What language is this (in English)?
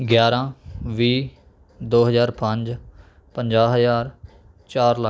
Punjabi